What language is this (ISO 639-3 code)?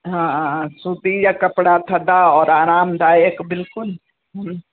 snd